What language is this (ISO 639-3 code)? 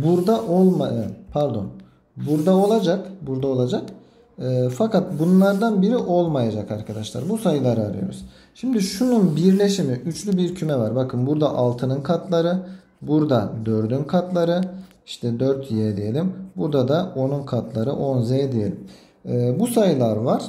tur